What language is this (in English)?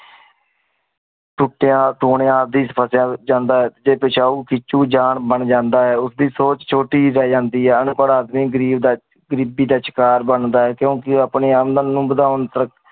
Punjabi